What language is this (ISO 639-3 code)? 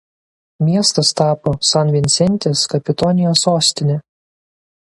lit